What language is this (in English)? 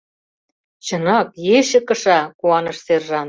Mari